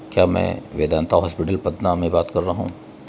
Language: Urdu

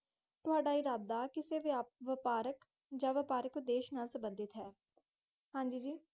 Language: Punjabi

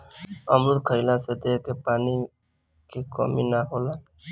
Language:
Bhojpuri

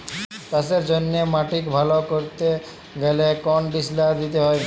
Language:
Bangla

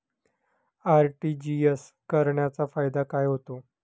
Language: Marathi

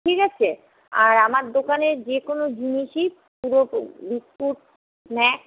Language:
Bangla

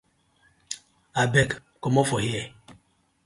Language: Nigerian Pidgin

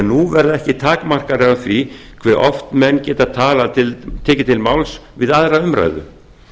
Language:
Icelandic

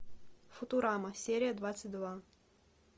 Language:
Russian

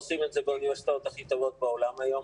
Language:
Hebrew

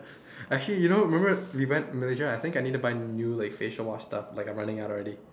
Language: English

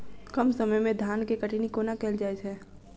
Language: Maithili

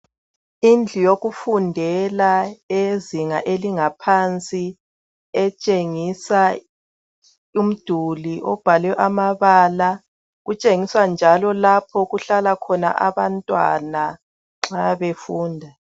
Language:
North Ndebele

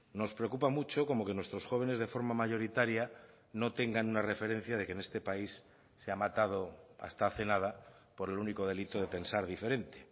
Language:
Spanish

